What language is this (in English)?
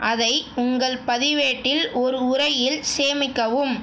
Tamil